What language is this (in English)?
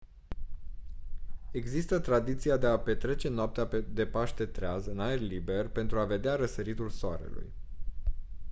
Romanian